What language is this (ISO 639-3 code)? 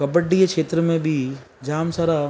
snd